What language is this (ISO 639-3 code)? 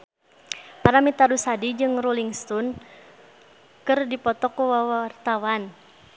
sun